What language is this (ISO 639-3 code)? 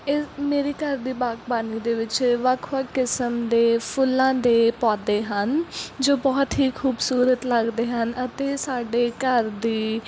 pan